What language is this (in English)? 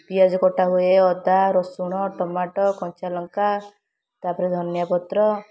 Odia